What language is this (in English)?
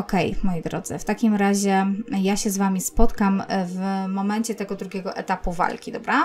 Polish